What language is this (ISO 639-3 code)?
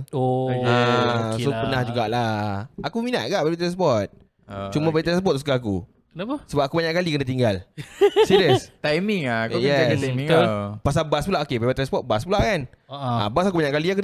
msa